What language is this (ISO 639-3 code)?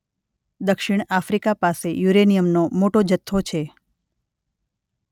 guj